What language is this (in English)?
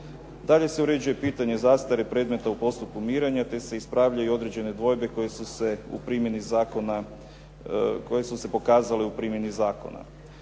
Croatian